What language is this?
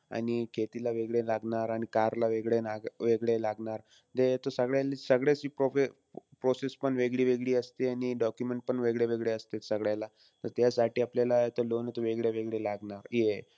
Marathi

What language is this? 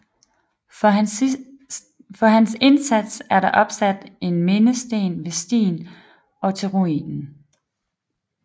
Danish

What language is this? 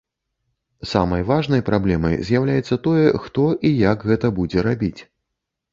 Belarusian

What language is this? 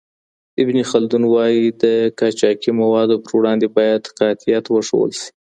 Pashto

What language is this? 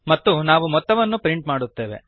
Kannada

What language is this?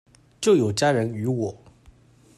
Chinese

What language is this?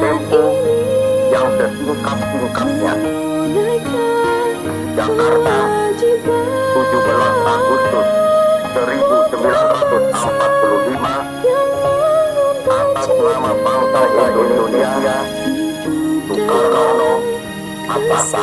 Indonesian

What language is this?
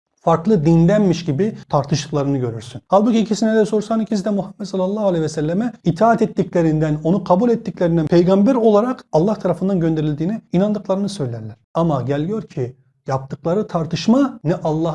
Turkish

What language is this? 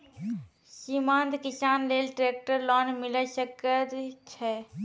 Maithili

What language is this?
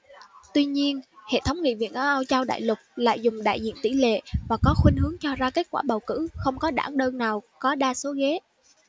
Vietnamese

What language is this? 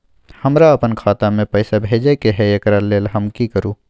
Maithili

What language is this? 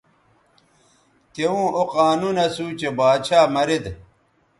Bateri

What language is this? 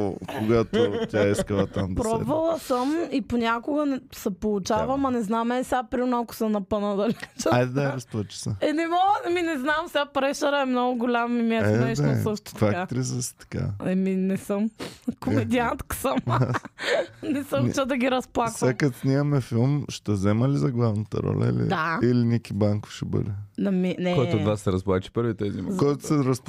Bulgarian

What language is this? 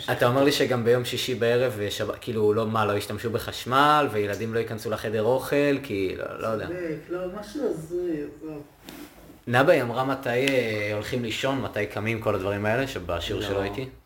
Hebrew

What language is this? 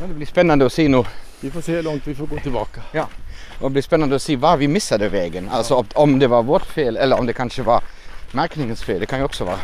Swedish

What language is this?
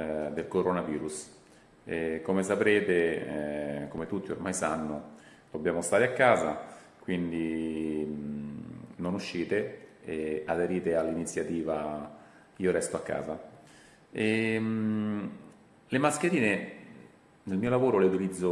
Italian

